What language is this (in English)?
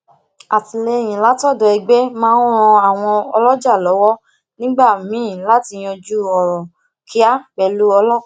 Yoruba